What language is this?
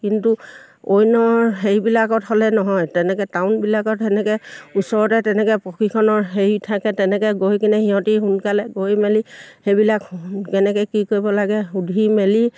Assamese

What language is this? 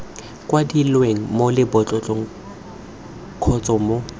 Tswana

